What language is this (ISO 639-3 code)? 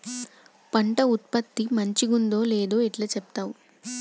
tel